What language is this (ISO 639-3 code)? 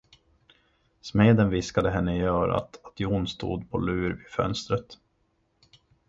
swe